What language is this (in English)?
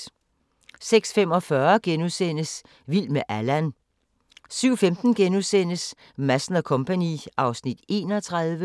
Danish